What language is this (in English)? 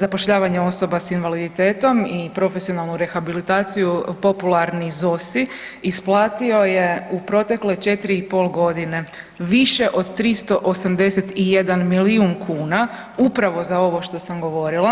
Croatian